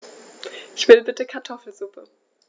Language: German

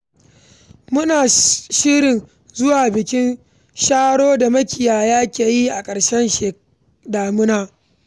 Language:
Hausa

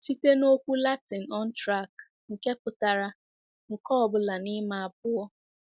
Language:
Igbo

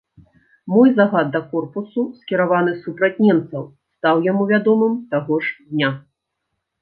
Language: Belarusian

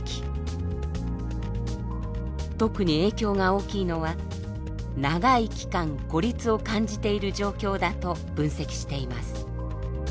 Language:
Japanese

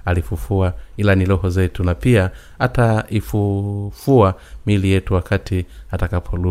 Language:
Swahili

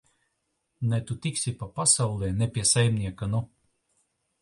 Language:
Latvian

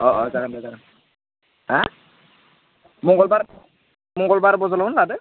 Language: Bodo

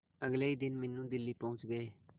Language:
Hindi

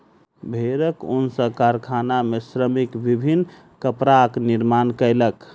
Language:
Maithili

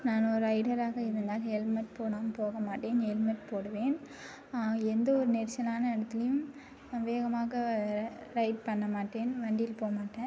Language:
Tamil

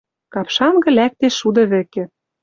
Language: Western Mari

